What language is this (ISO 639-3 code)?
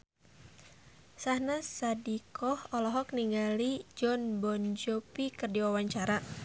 sun